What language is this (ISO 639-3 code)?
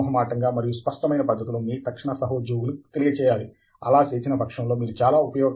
tel